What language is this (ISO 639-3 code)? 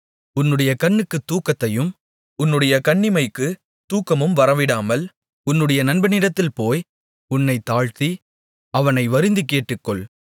tam